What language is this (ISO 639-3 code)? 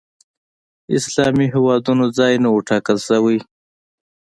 pus